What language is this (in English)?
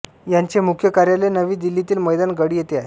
Marathi